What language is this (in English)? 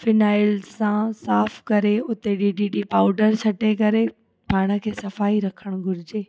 Sindhi